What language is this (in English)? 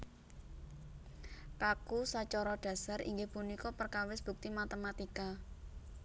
Javanese